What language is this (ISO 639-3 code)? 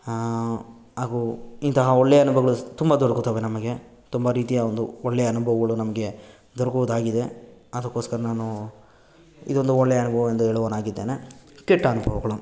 kan